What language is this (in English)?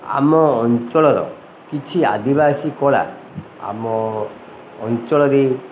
Odia